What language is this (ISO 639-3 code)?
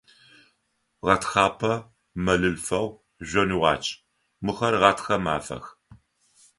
ady